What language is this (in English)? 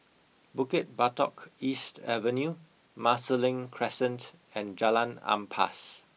English